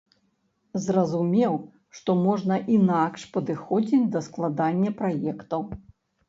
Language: Belarusian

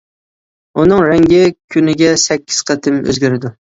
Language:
Uyghur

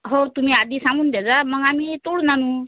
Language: Marathi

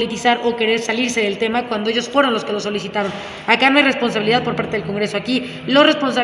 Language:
Spanish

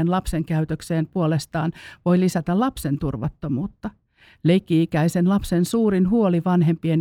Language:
Finnish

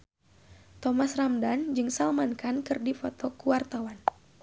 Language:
Sundanese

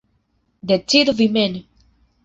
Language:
Esperanto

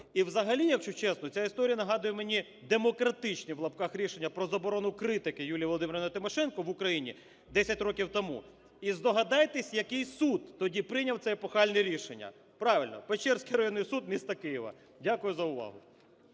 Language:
Ukrainian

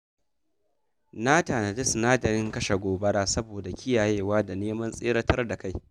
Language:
Hausa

